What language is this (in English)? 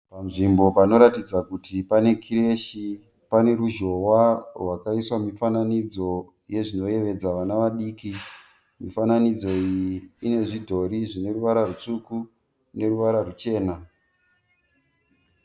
Shona